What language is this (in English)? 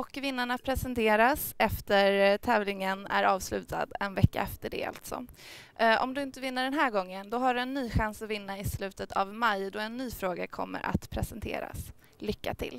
Swedish